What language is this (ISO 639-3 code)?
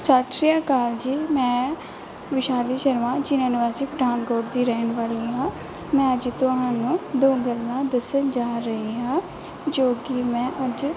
pan